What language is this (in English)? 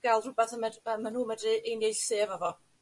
Welsh